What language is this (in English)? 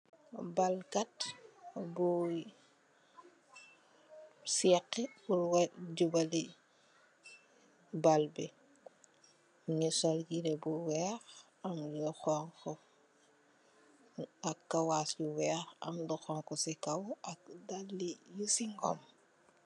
Wolof